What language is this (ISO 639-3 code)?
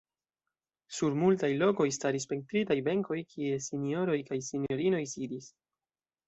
epo